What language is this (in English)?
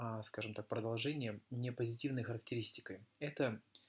Russian